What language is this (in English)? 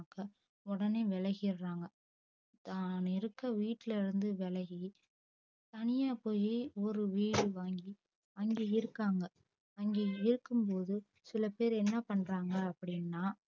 Tamil